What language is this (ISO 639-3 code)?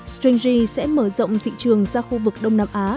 vie